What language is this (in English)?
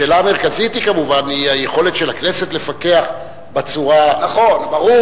Hebrew